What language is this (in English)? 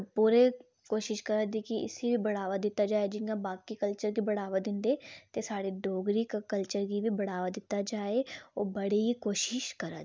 Dogri